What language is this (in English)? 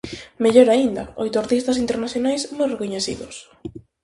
Galician